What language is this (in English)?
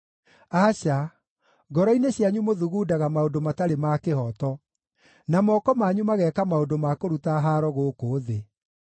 Kikuyu